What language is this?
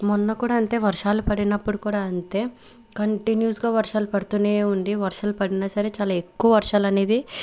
Telugu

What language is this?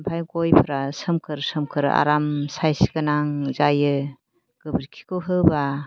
Bodo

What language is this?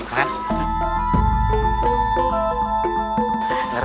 Indonesian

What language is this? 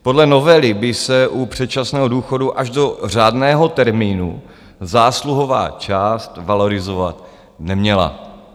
Czech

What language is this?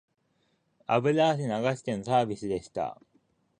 Japanese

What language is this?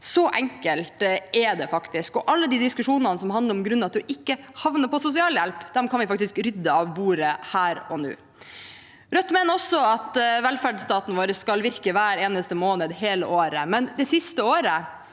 Norwegian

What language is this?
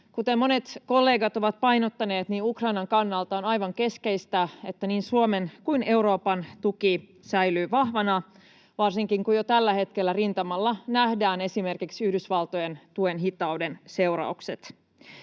Finnish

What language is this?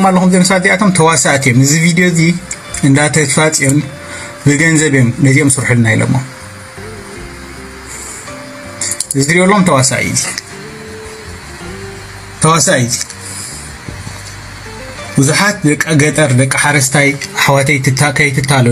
Arabic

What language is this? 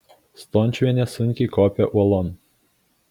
Lithuanian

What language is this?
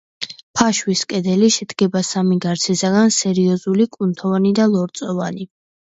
Georgian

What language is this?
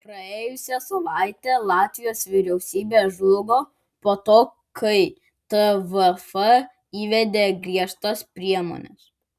Lithuanian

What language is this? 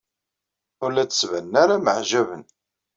Kabyle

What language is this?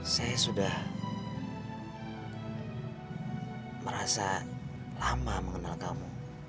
Indonesian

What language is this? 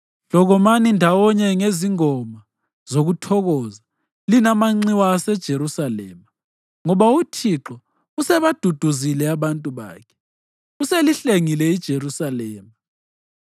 North Ndebele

